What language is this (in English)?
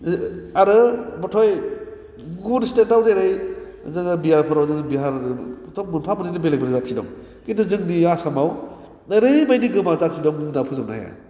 Bodo